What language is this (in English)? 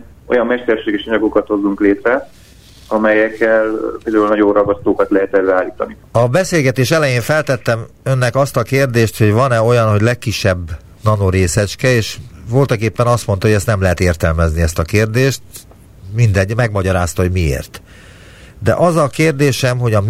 Hungarian